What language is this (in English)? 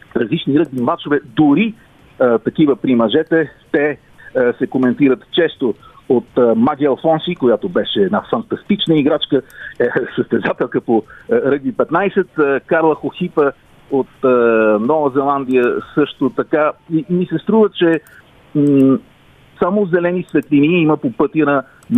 Bulgarian